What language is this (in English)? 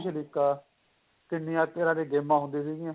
Punjabi